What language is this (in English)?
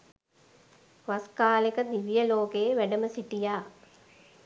Sinhala